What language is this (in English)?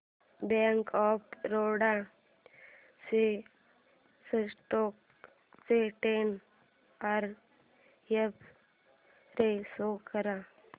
Marathi